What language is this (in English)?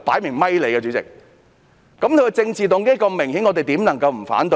Cantonese